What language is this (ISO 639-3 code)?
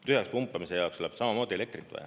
est